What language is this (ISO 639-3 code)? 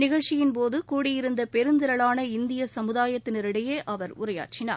tam